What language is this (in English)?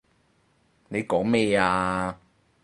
Cantonese